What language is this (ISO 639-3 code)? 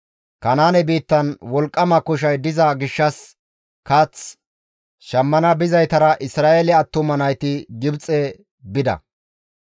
gmv